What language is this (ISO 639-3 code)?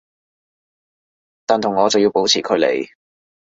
yue